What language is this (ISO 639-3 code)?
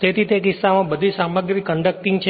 guj